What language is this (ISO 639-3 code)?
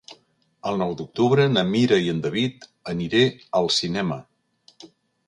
cat